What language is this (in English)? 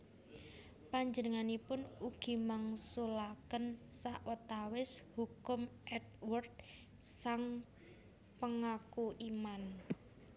Javanese